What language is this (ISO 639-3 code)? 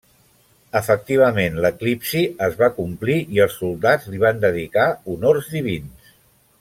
cat